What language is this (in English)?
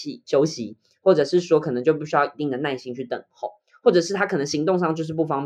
Chinese